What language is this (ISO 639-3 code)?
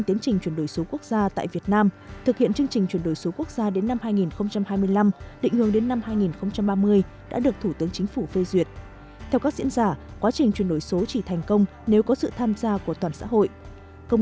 vie